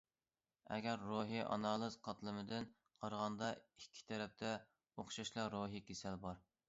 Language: Uyghur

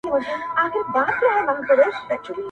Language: Pashto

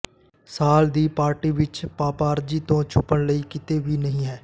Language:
Punjabi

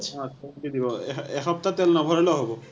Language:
Assamese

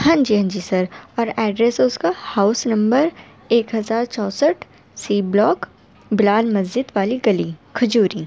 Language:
Urdu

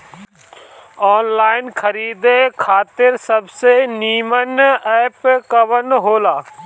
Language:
Bhojpuri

